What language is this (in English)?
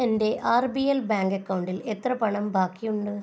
Malayalam